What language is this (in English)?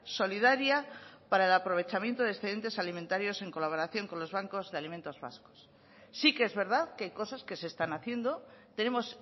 Spanish